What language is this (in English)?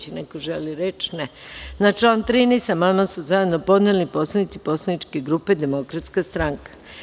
Serbian